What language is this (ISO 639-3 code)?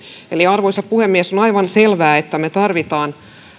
fin